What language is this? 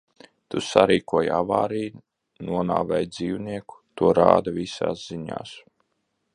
Latvian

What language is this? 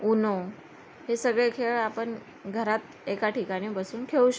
Marathi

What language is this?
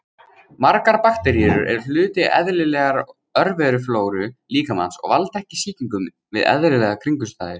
Icelandic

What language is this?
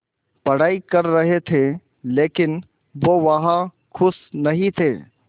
Hindi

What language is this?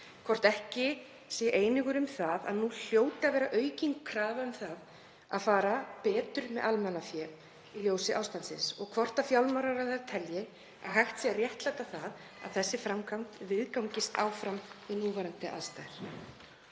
Icelandic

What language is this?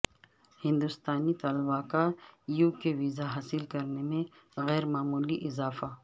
Urdu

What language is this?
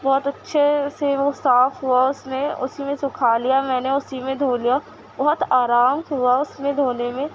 Urdu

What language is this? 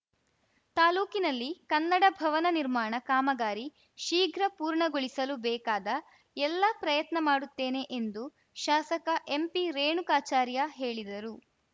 Kannada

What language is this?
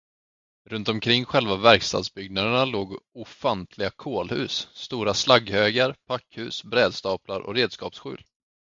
Swedish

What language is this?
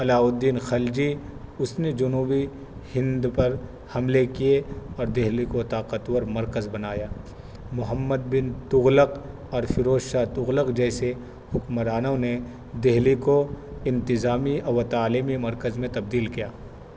Urdu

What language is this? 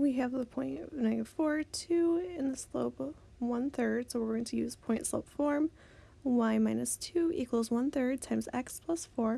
English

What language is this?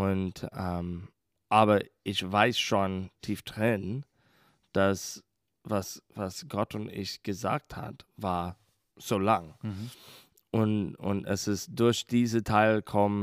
German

